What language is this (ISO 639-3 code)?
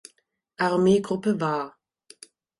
deu